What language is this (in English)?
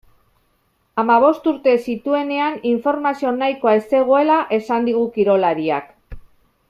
Basque